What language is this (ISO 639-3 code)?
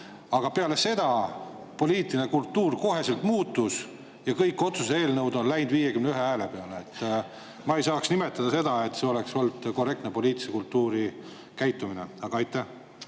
est